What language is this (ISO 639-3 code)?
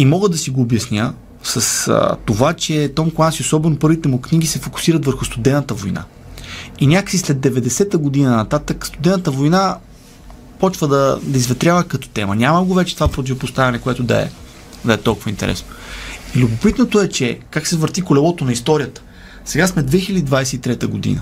bul